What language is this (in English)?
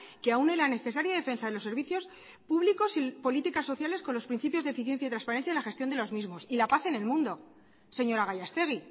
Spanish